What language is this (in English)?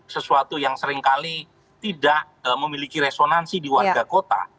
Indonesian